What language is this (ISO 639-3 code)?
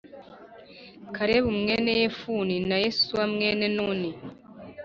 kin